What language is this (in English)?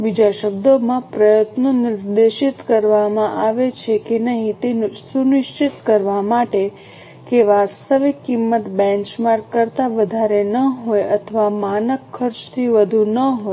Gujarati